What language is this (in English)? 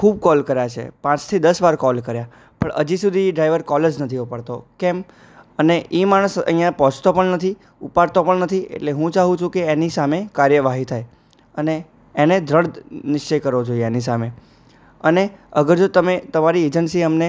Gujarati